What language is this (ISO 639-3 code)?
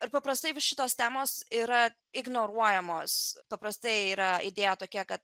lit